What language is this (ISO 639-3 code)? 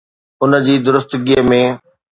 snd